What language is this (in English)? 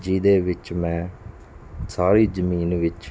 Punjabi